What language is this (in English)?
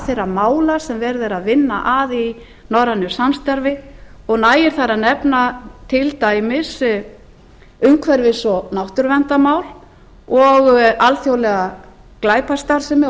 Icelandic